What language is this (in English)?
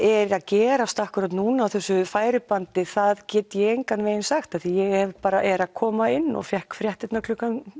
Icelandic